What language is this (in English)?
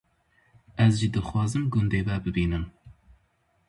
Kurdish